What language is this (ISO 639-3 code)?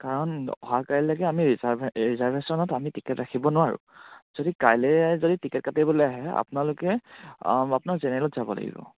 asm